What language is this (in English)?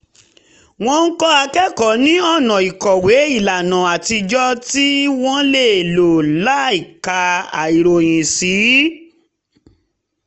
Yoruba